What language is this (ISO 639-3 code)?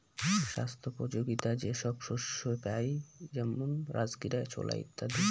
ben